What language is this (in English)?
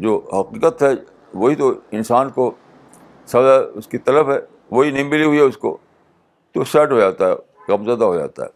Urdu